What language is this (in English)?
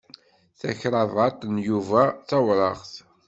Kabyle